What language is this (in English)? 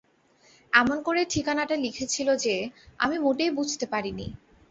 Bangla